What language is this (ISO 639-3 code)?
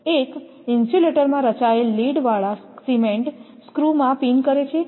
guj